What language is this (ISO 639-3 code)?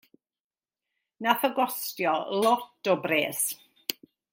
cym